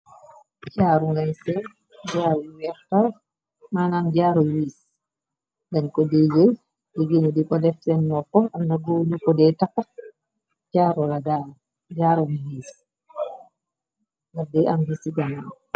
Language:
Wolof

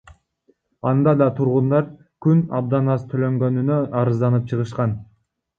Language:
Kyrgyz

